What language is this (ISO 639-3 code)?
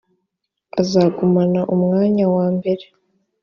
kin